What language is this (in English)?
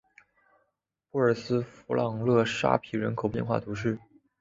Chinese